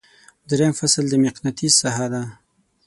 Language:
Pashto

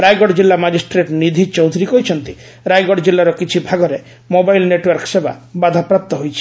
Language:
Odia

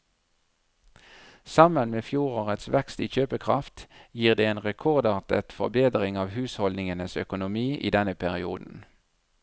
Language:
Norwegian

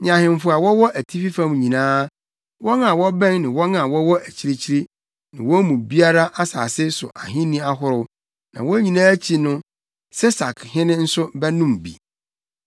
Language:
Akan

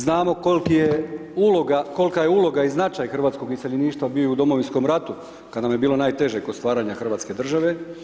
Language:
Croatian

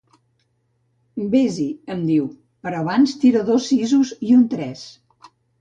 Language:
Catalan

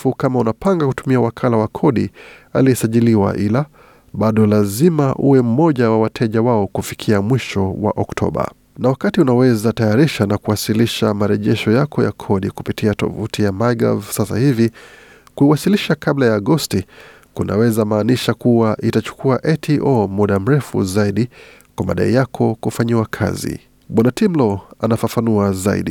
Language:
Swahili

